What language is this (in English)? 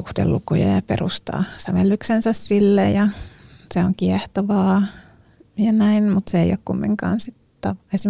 Finnish